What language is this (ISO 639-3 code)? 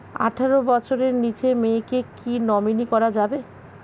ben